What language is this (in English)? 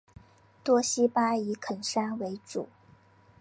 Chinese